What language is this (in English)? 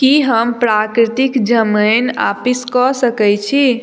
Maithili